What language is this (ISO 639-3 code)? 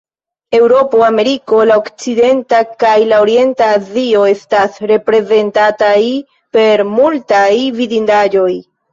epo